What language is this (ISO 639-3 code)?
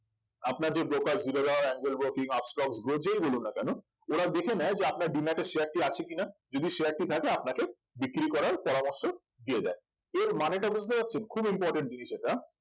ben